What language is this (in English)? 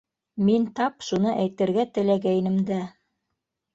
Bashkir